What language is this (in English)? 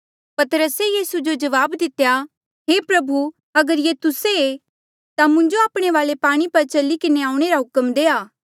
Mandeali